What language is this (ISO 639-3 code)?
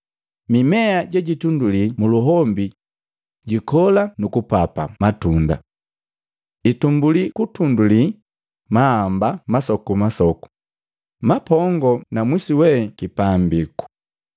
mgv